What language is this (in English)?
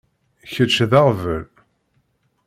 Kabyle